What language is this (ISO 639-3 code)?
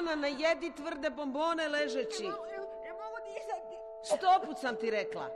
hrv